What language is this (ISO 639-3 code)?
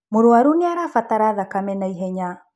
kik